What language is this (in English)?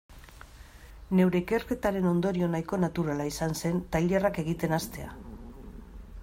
Basque